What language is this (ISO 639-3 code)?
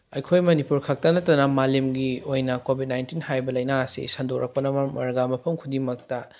mni